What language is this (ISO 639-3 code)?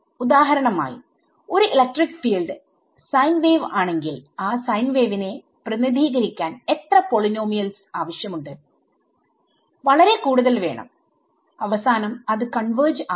mal